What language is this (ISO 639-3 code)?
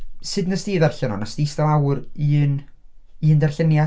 cym